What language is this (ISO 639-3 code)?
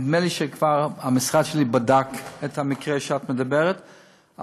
heb